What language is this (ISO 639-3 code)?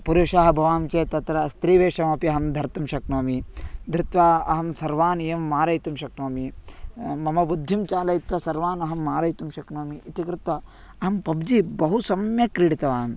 san